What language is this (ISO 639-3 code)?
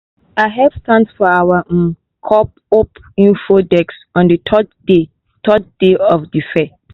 pcm